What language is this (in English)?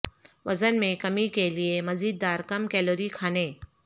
Urdu